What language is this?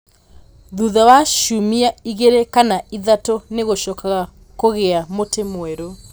Kikuyu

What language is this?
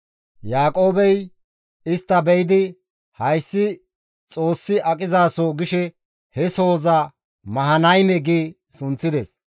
Gamo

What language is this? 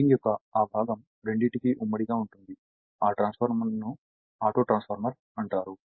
Telugu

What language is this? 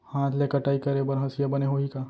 Chhattisgarhi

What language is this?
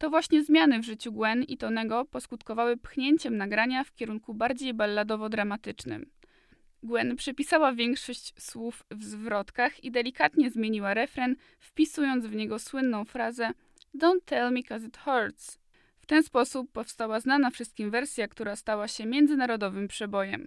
Polish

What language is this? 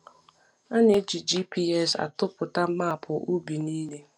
Igbo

